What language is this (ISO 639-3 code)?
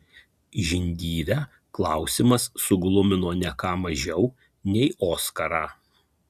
lit